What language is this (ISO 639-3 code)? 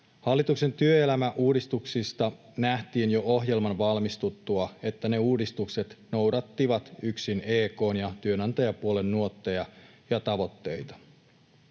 fin